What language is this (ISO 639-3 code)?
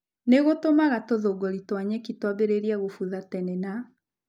kik